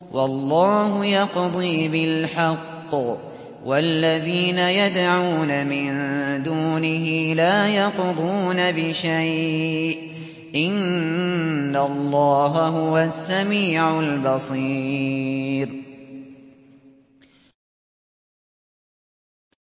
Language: Arabic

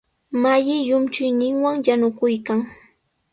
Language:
Sihuas Ancash Quechua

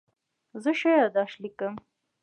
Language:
Pashto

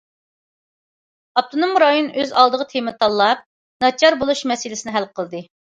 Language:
Uyghur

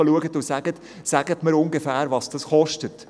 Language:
Swiss German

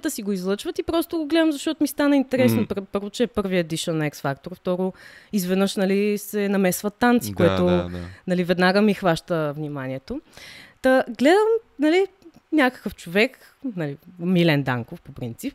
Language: Bulgarian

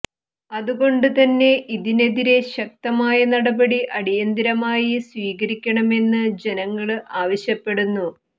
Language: Malayalam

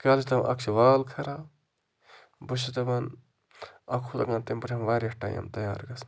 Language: Kashmiri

